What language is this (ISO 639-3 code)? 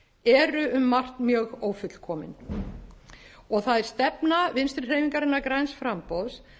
isl